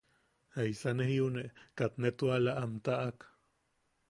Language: Yaqui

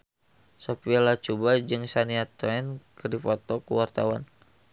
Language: Sundanese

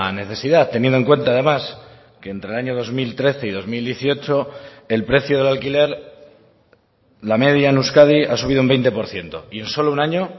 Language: Spanish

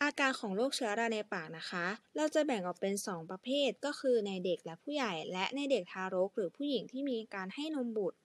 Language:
Thai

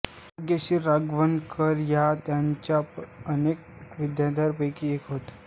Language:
Marathi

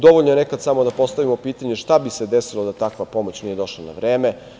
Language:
Serbian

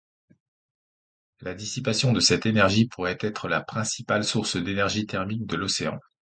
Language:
French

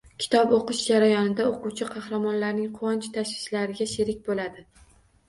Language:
Uzbek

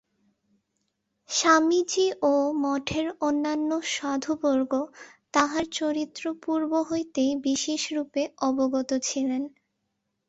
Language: Bangla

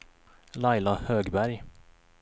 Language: Swedish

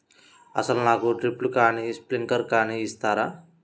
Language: Telugu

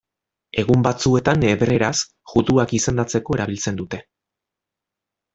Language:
Basque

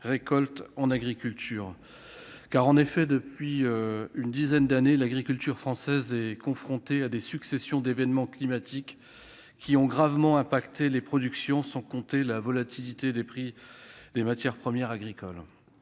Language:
French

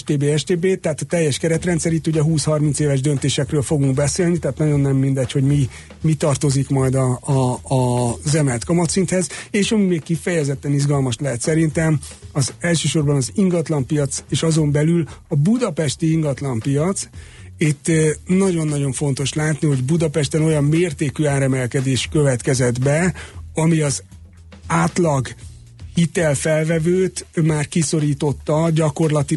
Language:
Hungarian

